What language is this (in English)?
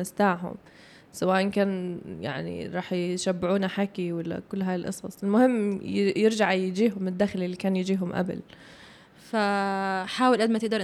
Arabic